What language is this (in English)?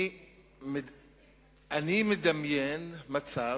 Hebrew